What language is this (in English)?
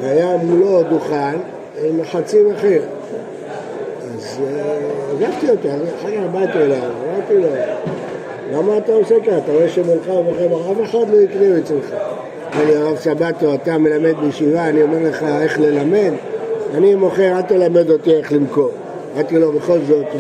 Hebrew